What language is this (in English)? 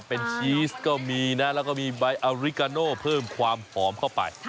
Thai